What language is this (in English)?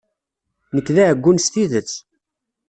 Kabyle